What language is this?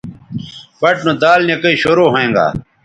Bateri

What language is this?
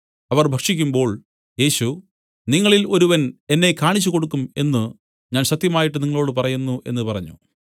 Malayalam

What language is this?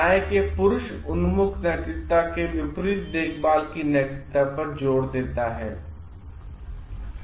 Hindi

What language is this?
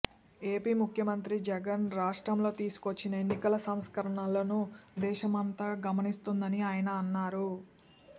Telugu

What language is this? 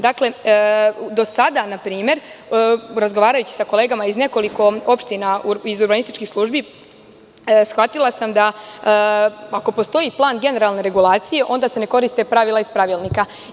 Serbian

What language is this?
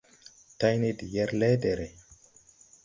Tupuri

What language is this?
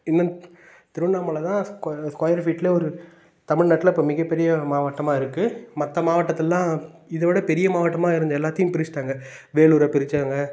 Tamil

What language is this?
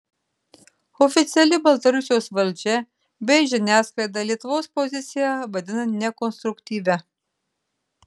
Lithuanian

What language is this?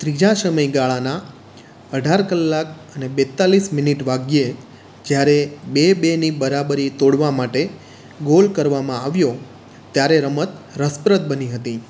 Gujarati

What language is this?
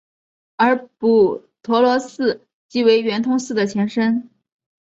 Chinese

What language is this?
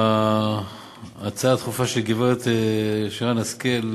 Hebrew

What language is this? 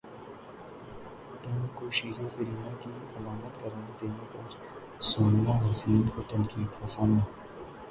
Urdu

